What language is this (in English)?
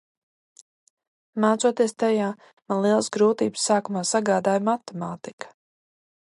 Latvian